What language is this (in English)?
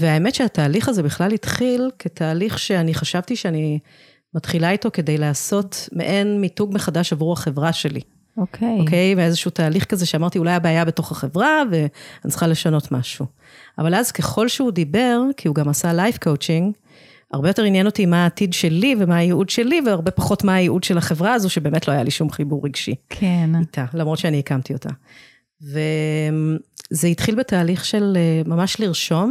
Hebrew